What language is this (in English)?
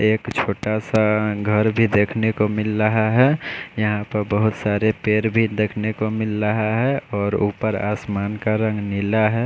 Hindi